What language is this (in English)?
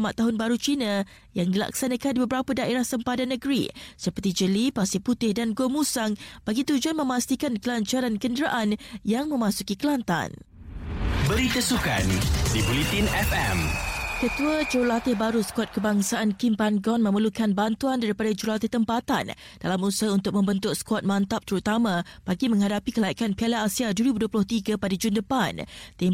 Malay